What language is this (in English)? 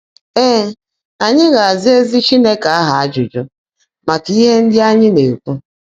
Igbo